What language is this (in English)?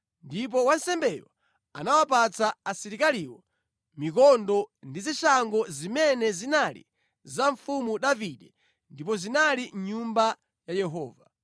Nyanja